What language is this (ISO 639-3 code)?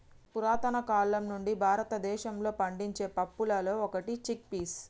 tel